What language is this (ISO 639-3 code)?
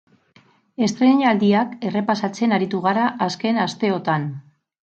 eus